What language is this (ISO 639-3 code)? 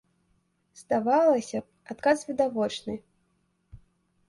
bel